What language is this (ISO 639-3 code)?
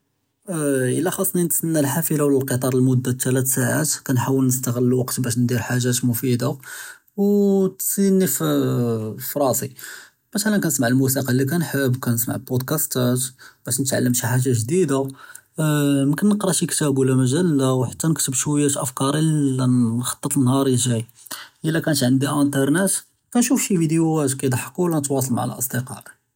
jrb